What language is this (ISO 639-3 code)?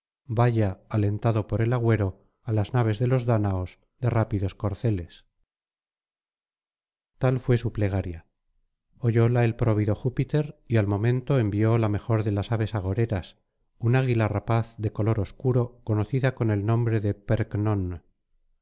spa